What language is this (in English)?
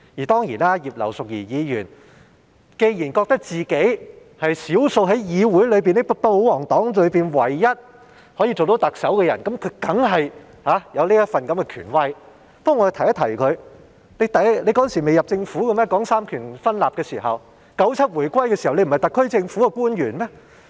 Cantonese